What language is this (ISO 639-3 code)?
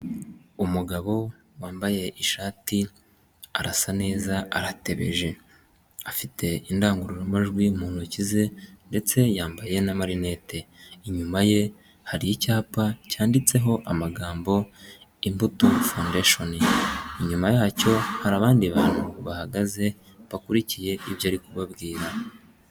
kin